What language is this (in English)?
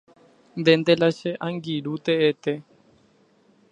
Guarani